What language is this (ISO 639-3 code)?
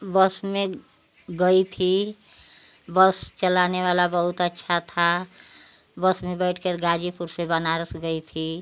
hin